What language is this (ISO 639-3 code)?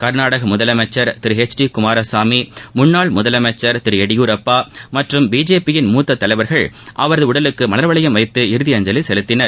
tam